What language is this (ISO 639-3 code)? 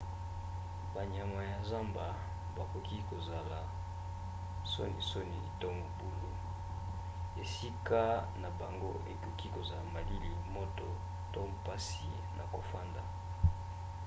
lin